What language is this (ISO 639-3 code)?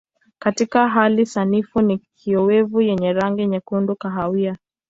swa